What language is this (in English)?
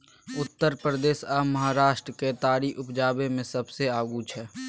Maithili